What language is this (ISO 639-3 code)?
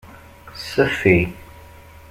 kab